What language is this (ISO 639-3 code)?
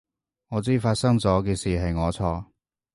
yue